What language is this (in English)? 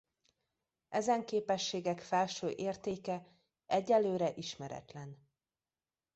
Hungarian